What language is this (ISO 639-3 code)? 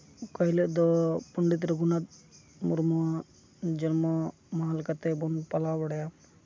sat